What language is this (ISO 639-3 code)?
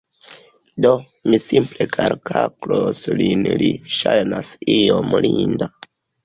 epo